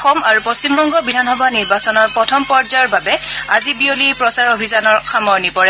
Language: Assamese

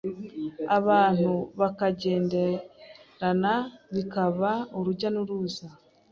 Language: Kinyarwanda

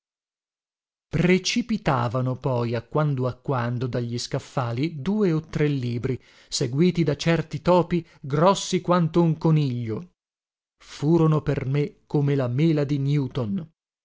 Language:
Italian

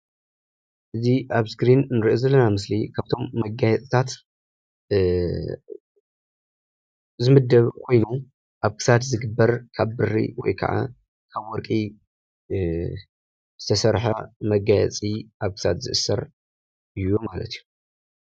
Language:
Tigrinya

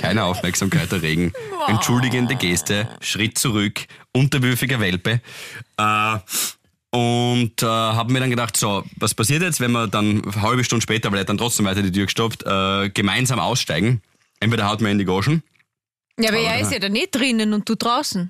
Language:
German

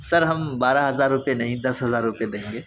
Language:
Urdu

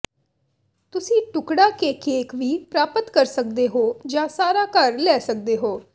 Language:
Punjabi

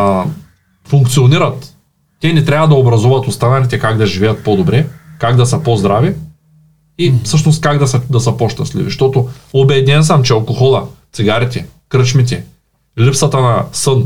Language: Bulgarian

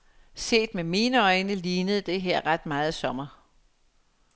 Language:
Danish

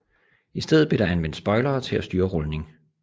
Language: Danish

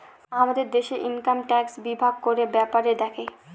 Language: Bangla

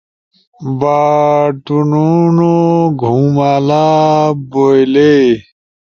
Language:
Ushojo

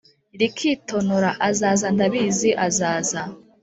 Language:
Kinyarwanda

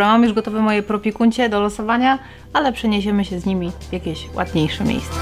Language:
Polish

